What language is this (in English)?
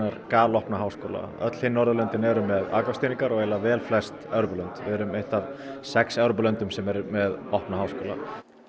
Icelandic